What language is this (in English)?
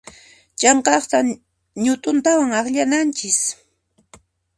Puno Quechua